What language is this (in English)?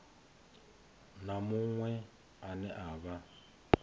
Venda